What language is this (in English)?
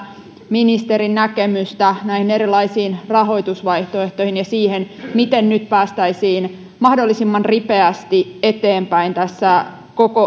Finnish